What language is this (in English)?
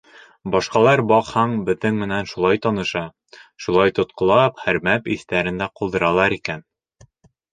Bashkir